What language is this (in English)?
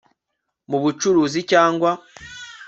Kinyarwanda